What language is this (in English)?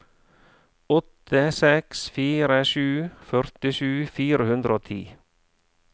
Norwegian